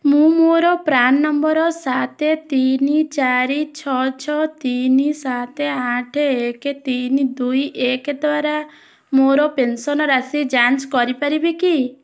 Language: Odia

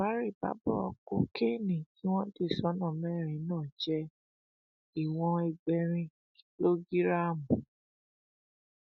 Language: Yoruba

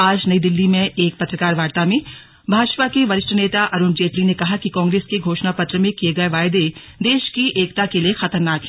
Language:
Hindi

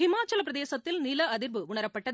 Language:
Tamil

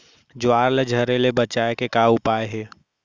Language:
Chhattisgarhi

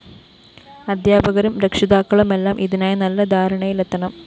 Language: Malayalam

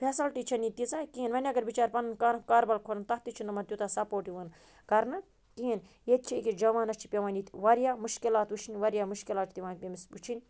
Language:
Kashmiri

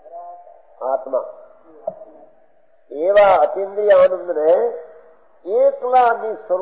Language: Arabic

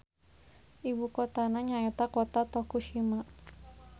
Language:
Sundanese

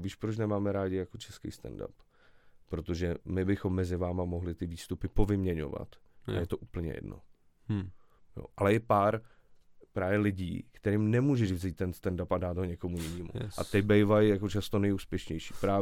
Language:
Czech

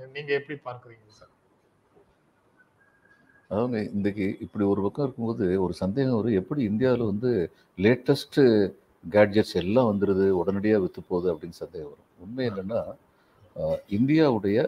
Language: Tamil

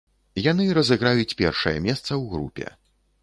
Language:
Belarusian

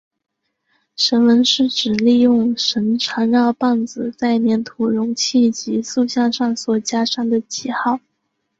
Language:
Chinese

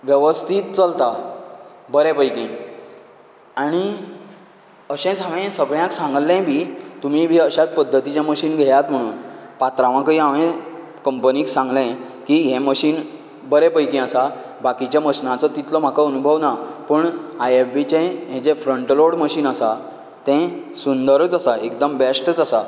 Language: Konkani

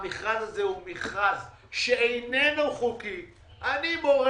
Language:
Hebrew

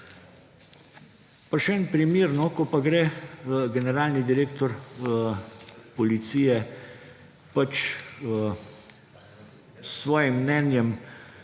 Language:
Slovenian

